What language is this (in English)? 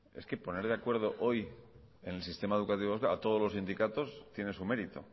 Spanish